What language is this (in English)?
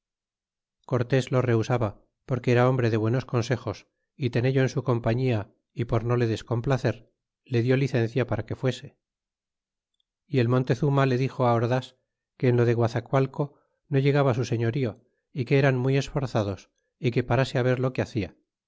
Spanish